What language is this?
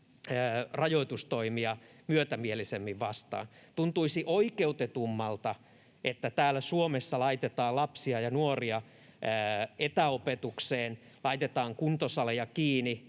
Finnish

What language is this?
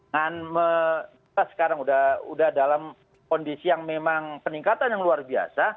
Indonesian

